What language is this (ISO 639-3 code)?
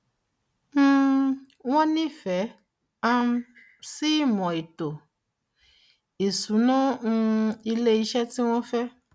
yor